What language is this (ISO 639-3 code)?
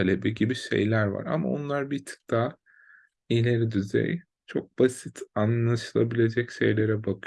tur